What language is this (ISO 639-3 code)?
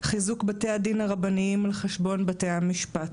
heb